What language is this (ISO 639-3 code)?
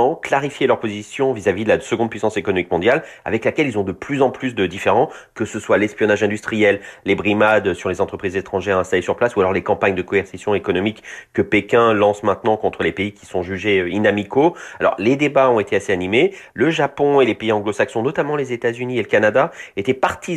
fra